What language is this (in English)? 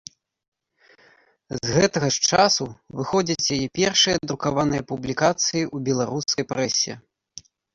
Belarusian